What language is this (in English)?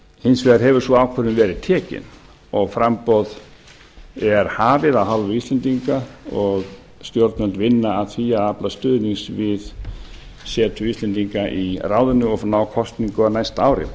Icelandic